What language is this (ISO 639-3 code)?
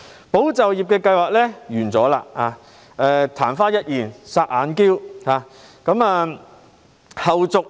yue